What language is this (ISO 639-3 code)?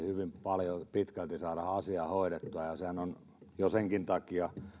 fin